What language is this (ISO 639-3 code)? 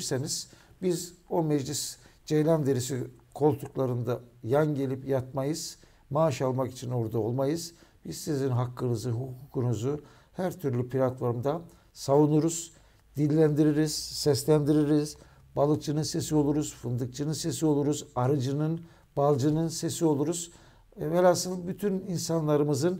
tur